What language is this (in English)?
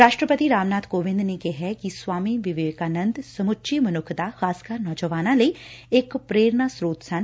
Punjabi